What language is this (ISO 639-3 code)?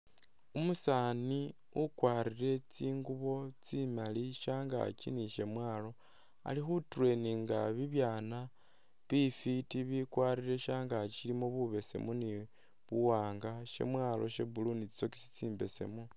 myx